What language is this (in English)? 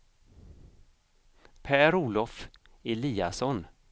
Swedish